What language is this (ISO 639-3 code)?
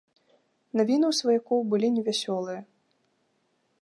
bel